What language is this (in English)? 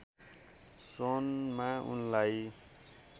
Nepali